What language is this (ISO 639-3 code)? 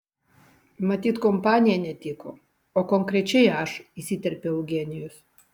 lit